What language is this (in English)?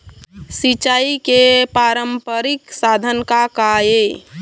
Chhattisgarhi